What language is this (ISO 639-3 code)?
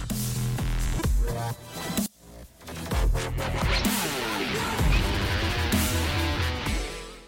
zho